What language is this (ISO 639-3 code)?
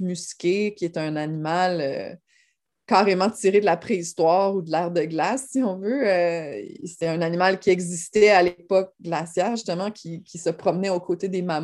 fra